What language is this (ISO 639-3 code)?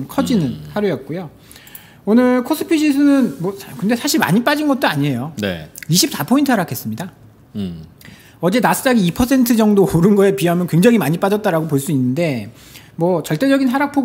kor